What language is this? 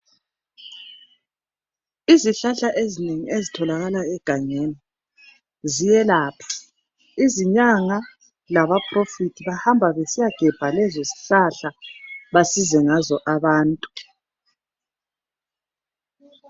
North Ndebele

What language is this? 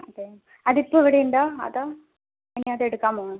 Malayalam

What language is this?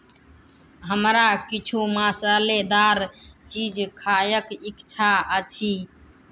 Maithili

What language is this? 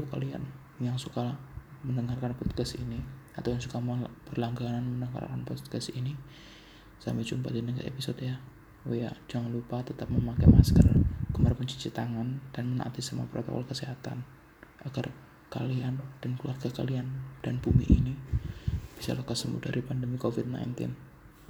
Indonesian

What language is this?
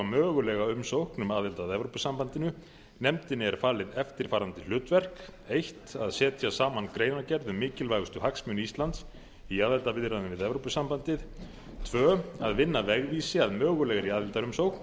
Icelandic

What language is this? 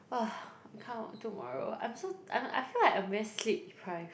English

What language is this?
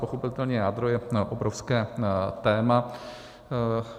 Czech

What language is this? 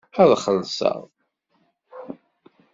Kabyle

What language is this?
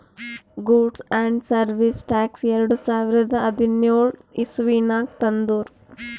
Kannada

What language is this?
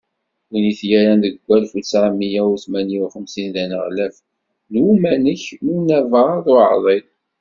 Kabyle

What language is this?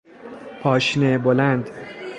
Persian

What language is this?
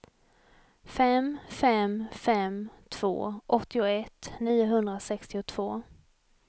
Swedish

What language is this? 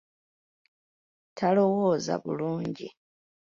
Ganda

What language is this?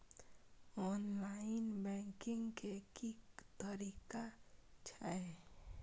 Maithili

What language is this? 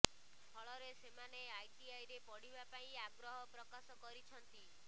Odia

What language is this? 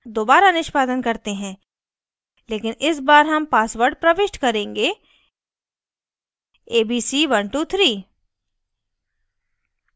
Hindi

